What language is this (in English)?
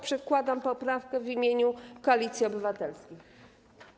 Polish